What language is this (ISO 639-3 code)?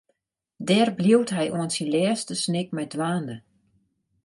fry